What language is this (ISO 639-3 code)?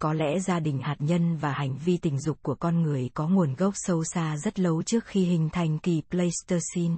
vie